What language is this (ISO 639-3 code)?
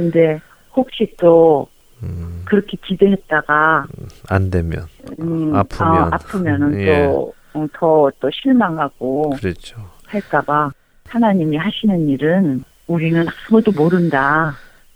kor